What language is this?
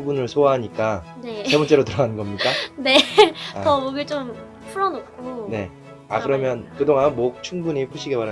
Korean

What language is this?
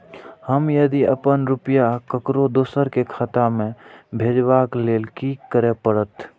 Maithili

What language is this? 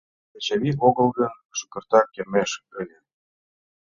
Mari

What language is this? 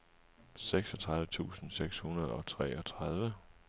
Danish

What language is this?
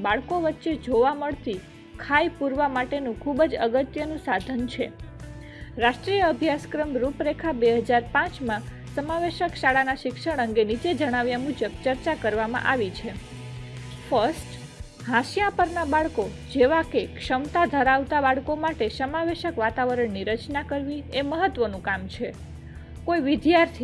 Gujarati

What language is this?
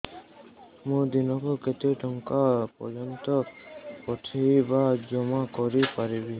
Odia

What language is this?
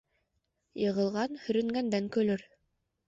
Bashkir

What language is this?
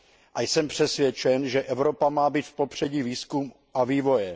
Czech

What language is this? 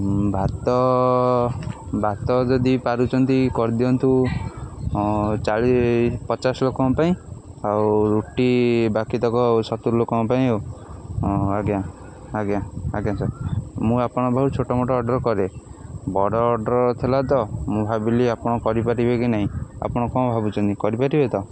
Odia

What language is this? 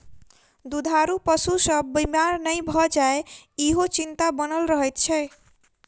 Maithili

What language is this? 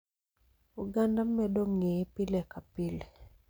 Luo (Kenya and Tanzania)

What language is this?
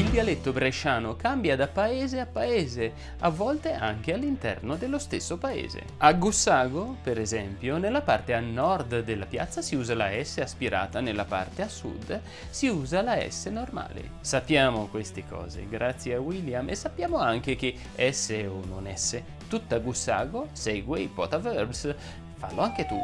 Italian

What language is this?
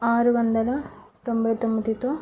Telugu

